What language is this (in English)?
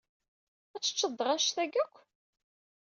Kabyle